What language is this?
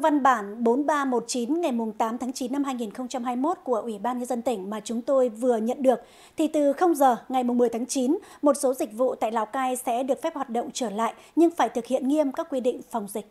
Vietnamese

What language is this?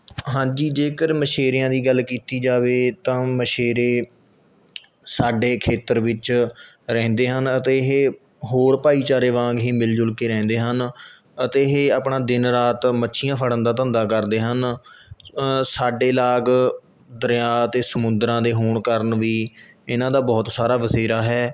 Punjabi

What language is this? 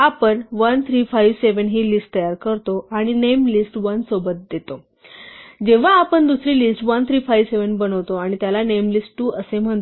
Marathi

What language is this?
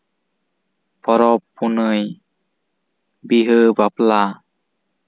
Santali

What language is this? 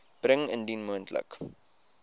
Afrikaans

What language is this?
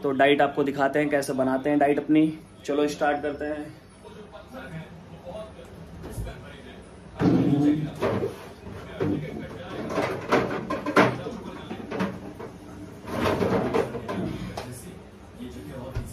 Hindi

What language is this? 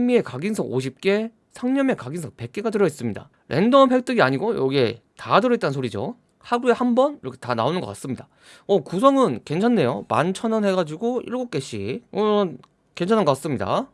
Korean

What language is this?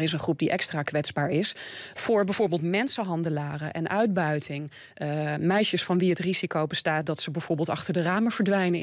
Dutch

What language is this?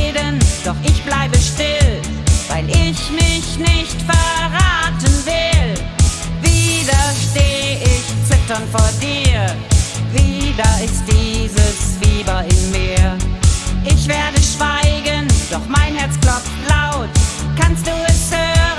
German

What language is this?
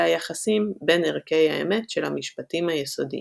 Hebrew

